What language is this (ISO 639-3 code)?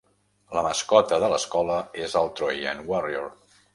cat